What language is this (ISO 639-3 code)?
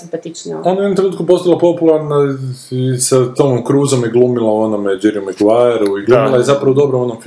hrv